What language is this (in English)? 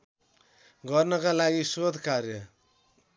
Nepali